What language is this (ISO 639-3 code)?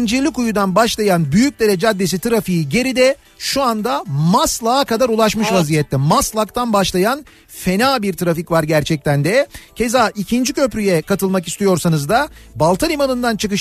tur